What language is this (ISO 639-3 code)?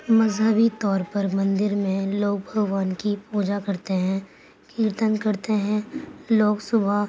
urd